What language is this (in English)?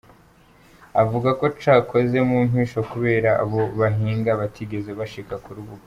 Kinyarwanda